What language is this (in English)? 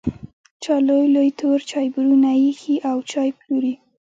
Pashto